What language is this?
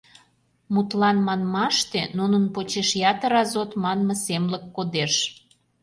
Mari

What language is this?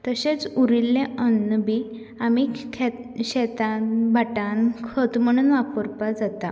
Konkani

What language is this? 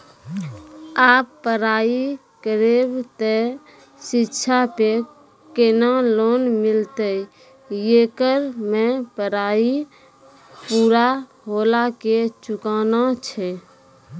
Maithili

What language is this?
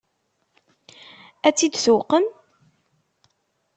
Kabyle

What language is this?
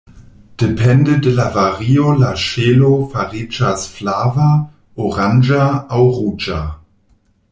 Esperanto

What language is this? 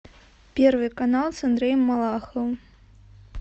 Russian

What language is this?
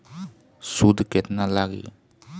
Bhojpuri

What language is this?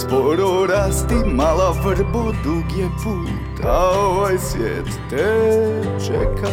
Croatian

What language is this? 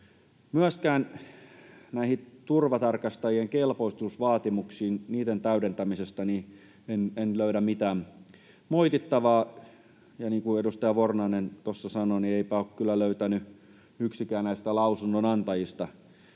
Finnish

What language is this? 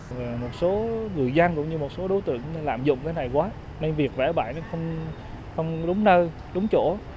Vietnamese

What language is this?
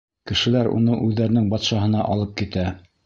Bashkir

